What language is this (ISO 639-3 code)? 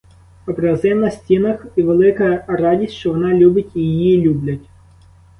ukr